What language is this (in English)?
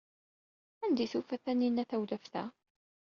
Kabyle